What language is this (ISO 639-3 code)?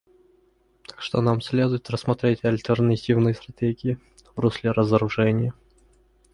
rus